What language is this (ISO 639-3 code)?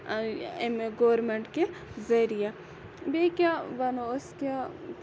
kas